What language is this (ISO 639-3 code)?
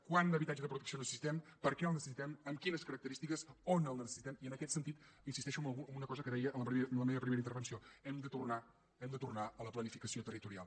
cat